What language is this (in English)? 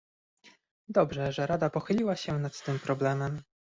Polish